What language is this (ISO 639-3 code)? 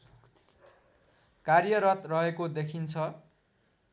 nep